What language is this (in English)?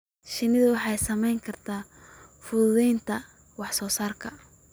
Somali